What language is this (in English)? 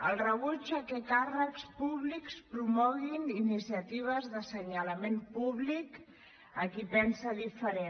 Catalan